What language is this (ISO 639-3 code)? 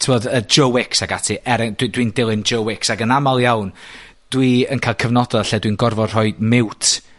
cym